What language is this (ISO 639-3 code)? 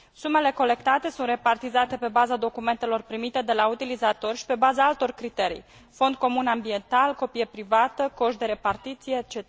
ron